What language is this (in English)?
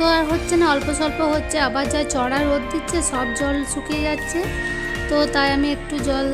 Hindi